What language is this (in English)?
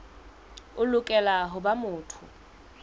Southern Sotho